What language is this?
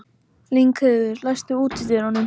Icelandic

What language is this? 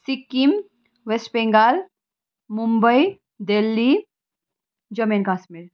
Nepali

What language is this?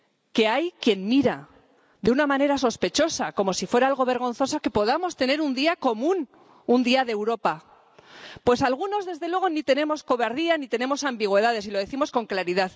Spanish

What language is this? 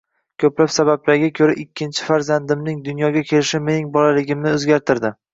Uzbek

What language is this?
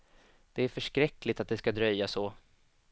Swedish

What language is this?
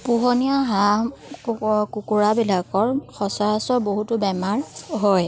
Assamese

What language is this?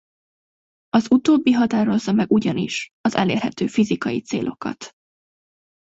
Hungarian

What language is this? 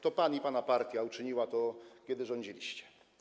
Polish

